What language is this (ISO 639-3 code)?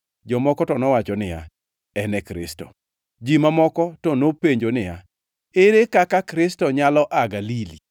luo